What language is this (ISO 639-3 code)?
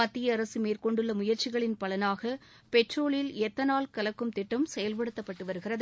tam